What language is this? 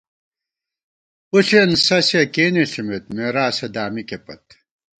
Gawar-Bati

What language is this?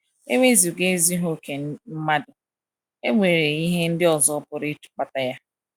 Igbo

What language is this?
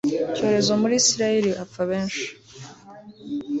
Kinyarwanda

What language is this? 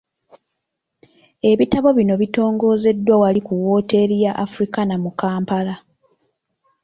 Ganda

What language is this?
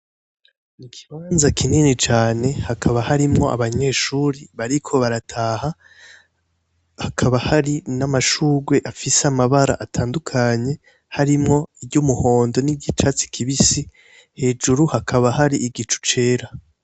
Rundi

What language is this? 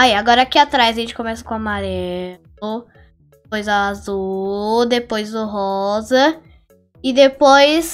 Portuguese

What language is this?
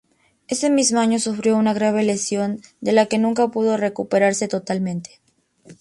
Spanish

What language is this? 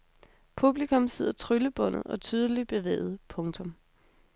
Danish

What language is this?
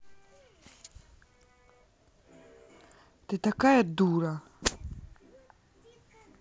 Russian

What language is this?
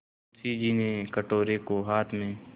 Hindi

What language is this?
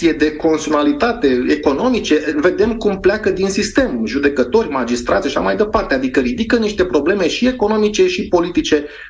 Romanian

